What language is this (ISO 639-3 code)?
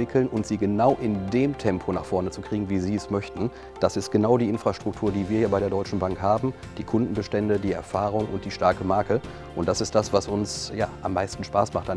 deu